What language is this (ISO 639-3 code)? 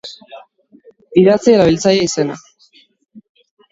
eus